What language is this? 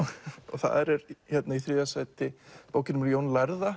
Icelandic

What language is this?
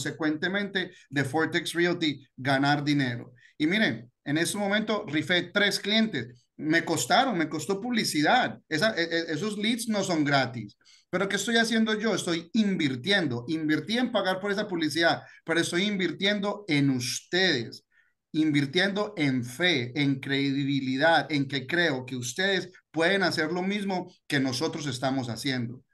Spanish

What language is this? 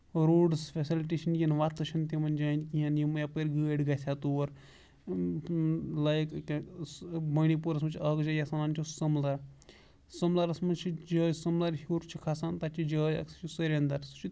Kashmiri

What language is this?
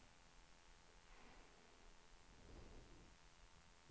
Swedish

